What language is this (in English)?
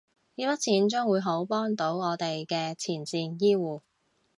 Cantonese